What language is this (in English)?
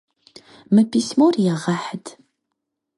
Kabardian